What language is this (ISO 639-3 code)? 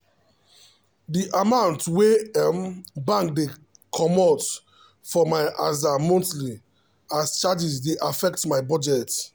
pcm